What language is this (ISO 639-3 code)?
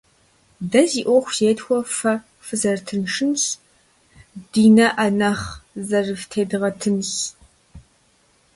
kbd